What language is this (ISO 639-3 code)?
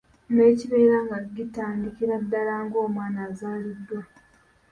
lug